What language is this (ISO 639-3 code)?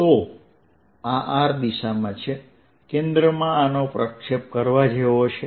guj